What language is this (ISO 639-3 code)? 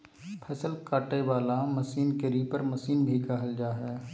mag